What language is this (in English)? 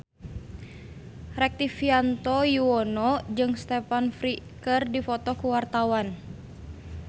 Sundanese